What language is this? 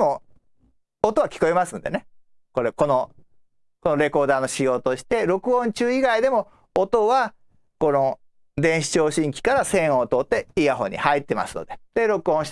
Japanese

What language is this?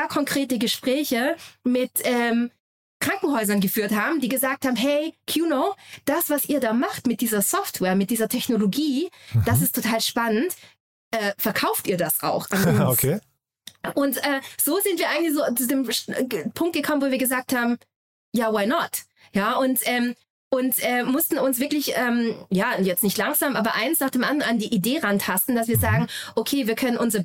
German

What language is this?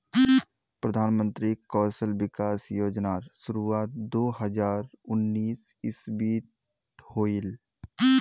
Magahi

